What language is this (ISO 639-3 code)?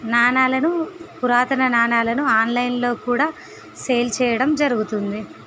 tel